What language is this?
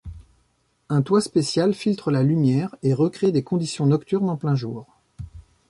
French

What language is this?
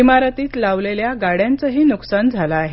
Marathi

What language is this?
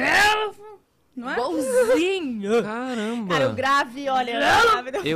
Portuguese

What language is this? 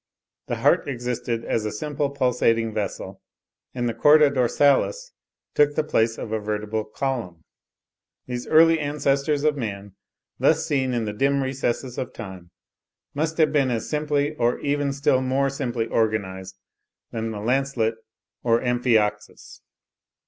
English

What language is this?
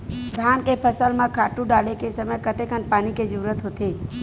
Chhattisgarhi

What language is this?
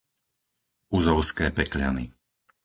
Slovak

